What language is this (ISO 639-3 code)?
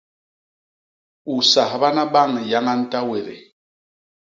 bas